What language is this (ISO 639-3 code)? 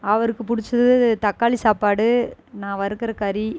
tam